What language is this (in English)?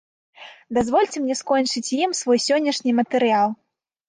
Belarusian